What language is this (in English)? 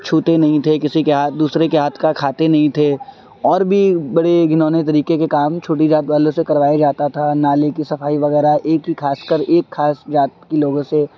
Urdu